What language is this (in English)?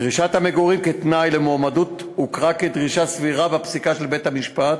Hebrew